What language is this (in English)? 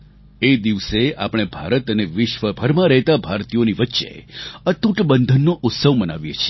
Gujarati